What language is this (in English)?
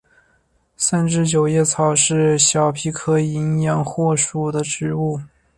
Chinese